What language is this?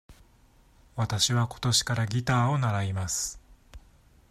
Japanese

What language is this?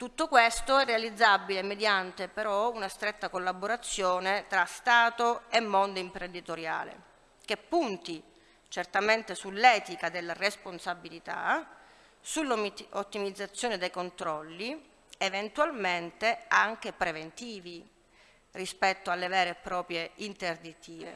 Italian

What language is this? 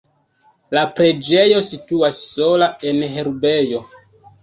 Esperanto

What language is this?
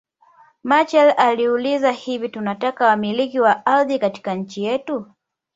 Swahili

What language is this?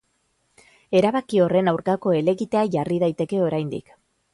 Basque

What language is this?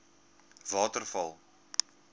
Afrikaans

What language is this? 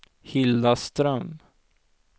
Swedish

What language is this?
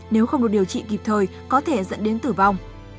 Vietnamese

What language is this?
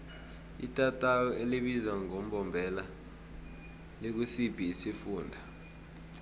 South Ndebele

